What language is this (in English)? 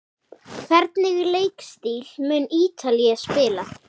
Icelandic